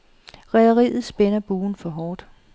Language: Danish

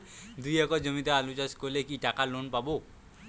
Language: Bangla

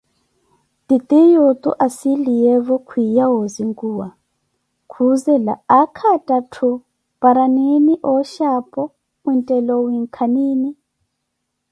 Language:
Koti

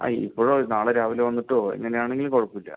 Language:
Malayalam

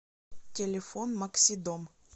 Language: Russian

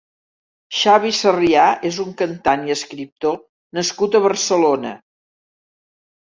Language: Catalan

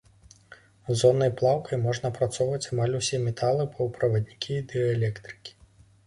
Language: Belarusian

